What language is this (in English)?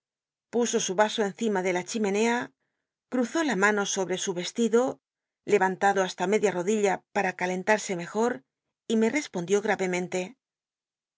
Spanish